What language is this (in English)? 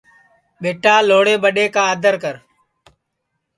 Sansi